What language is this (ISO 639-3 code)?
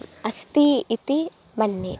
san